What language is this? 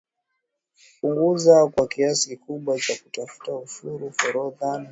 Swahili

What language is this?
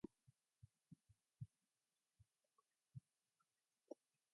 English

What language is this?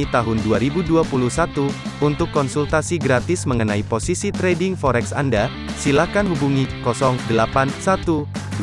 Indonesian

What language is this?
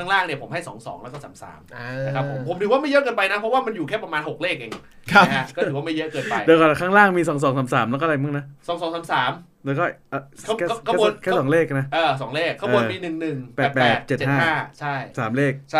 Thai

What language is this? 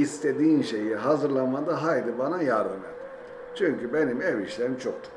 Turkish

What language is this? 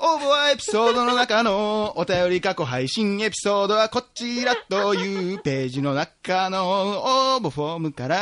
Japanese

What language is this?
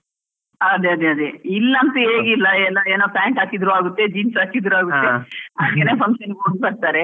Kannada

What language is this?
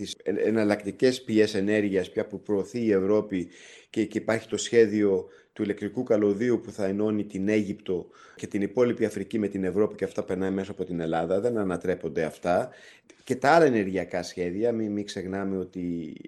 Greek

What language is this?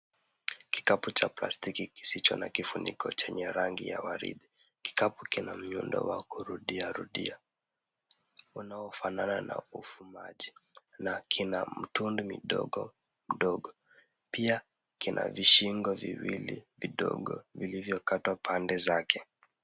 Swahili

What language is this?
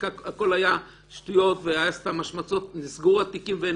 Hebrew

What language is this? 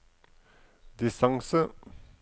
Norwegian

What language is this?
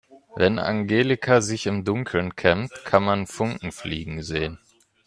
German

